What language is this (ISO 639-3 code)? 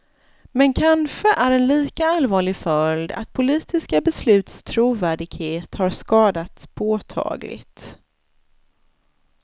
swe